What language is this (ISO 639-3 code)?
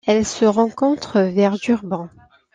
fra